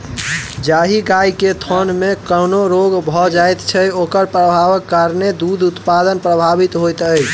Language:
Maithili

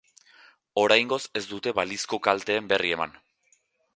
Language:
Basque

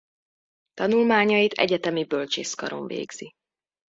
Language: Hungarian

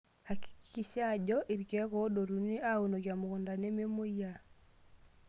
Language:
Masai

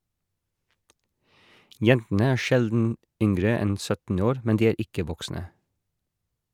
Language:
Norwegian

